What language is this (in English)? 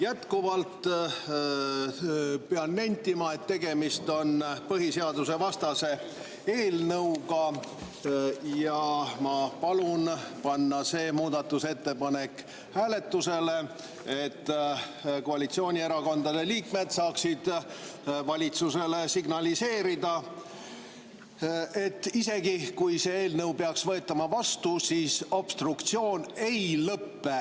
Estonian